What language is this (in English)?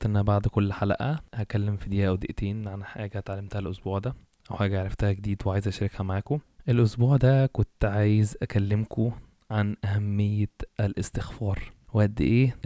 Arabic